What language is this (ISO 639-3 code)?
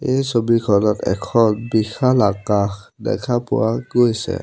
asm